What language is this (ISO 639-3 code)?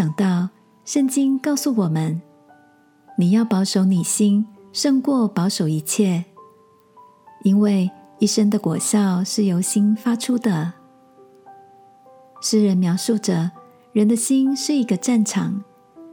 zho